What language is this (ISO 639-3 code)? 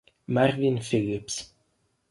ita